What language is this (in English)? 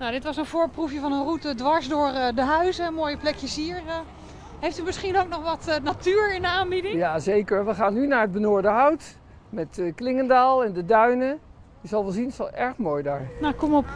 Dutch